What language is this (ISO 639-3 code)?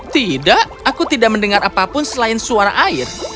ind